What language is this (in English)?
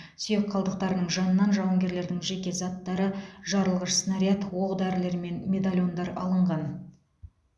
Kazakh